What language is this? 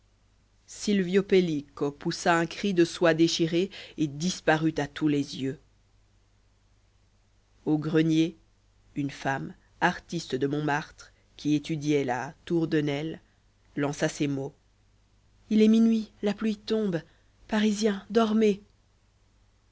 French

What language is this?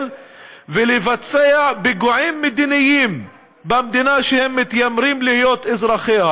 Hebrew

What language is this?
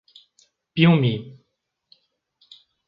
Portuguese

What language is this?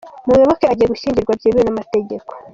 Kinyarwanda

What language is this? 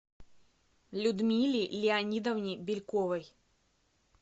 Russian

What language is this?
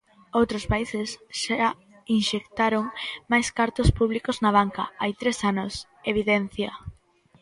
Galician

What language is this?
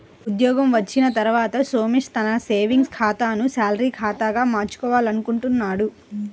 Telugu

